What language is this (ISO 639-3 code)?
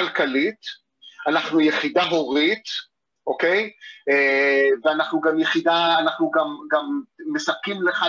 heb